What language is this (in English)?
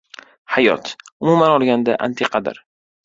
Uzbek